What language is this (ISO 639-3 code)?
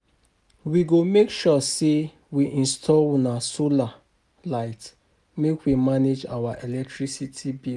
pcm